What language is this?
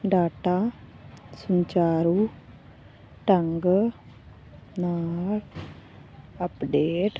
Punjabi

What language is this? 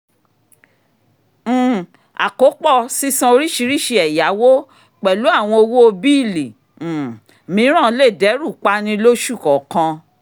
Yoruba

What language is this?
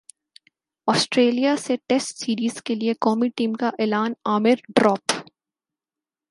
Urdu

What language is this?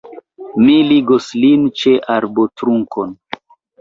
Esperanto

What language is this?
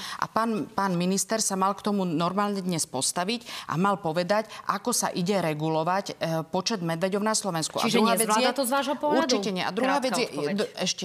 Slovak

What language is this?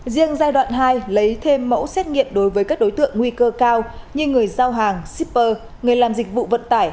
Vietnamese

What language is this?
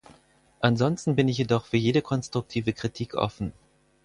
German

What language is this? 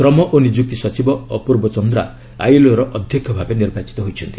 Odia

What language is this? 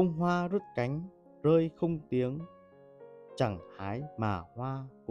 Vietnamese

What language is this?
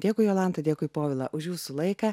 Lithuanian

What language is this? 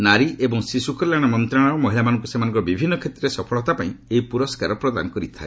Odia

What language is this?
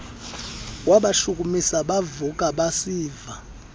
Xhosa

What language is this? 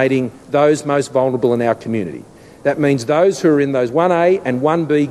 Finnish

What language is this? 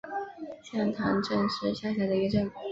Chinese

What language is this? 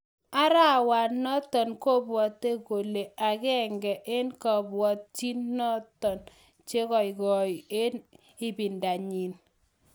Kalenjin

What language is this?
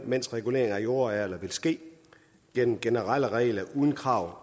Danish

